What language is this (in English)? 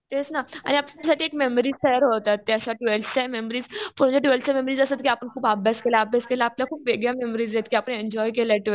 Marathi